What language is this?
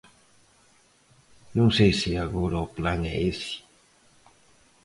Galician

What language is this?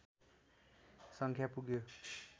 Nepali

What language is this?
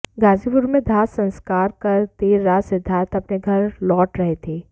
Hindi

